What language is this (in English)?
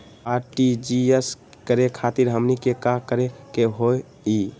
Magahi